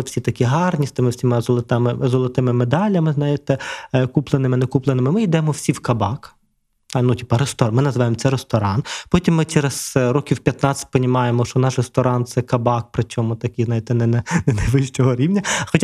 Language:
Ukrainian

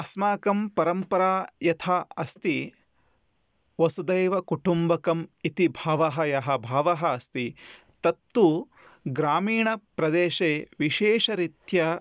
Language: Sanskrit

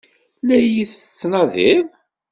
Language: Kabyle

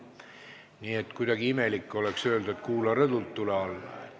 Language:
Estonian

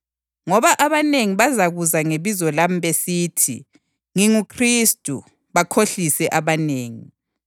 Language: North Ndebele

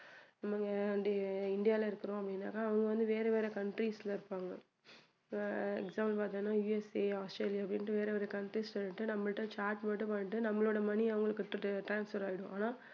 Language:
Tamil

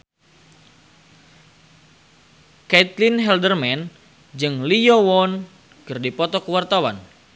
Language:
Sundanese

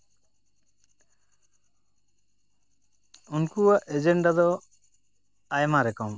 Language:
Santali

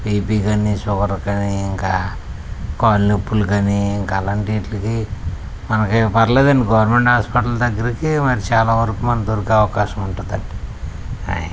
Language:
Telugu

